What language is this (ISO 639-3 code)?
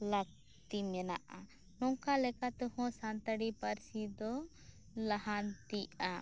sat